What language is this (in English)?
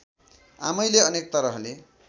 Nepali